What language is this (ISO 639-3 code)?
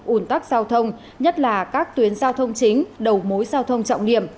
vie